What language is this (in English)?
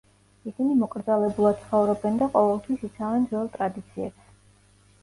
Georgian